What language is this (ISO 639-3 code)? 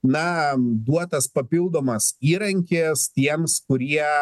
lit